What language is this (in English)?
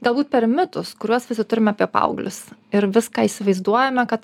Lithuanian